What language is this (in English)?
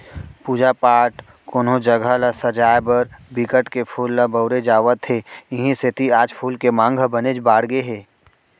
Chhattisgarhi